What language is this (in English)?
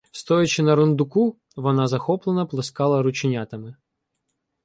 Ukrainian